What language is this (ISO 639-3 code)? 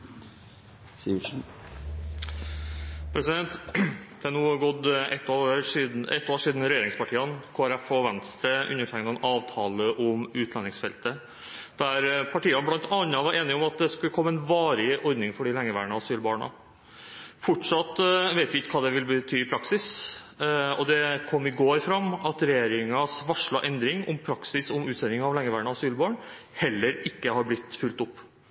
nor